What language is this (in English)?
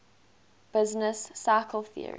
English